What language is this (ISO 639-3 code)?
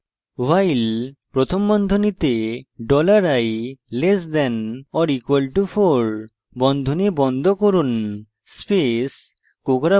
ben